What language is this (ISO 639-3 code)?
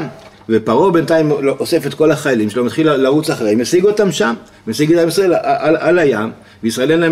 heb